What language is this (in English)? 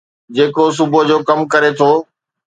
Sindhi